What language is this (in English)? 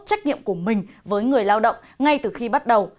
Vietnamese